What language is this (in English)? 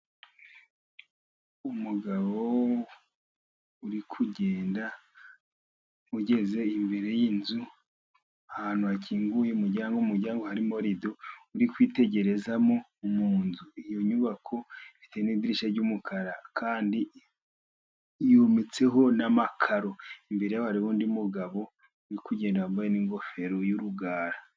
Kinyarwanda